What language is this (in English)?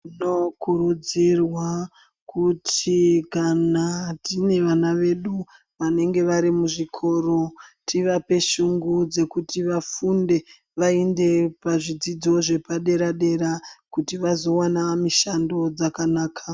Ndau